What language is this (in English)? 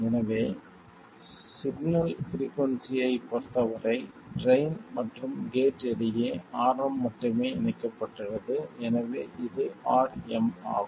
Tamil